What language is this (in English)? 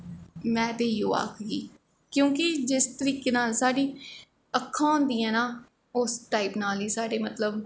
Dogri